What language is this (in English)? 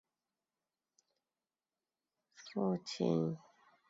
Chinese